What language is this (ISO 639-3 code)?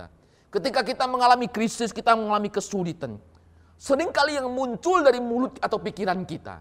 ind